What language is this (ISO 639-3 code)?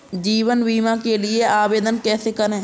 hin